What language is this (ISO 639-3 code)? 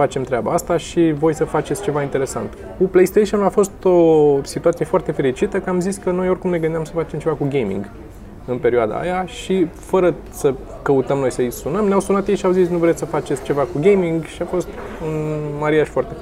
ron